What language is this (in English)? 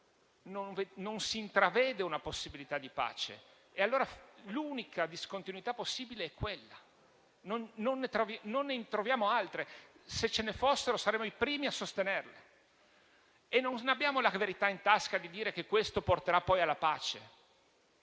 Italian